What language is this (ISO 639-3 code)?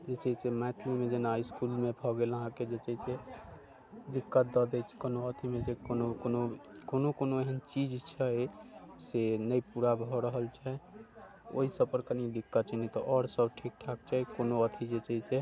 mai